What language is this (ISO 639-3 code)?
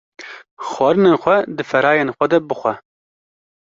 kur